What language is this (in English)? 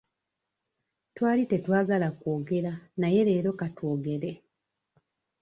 Ganda